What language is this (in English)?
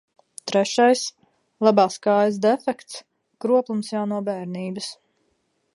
Latvian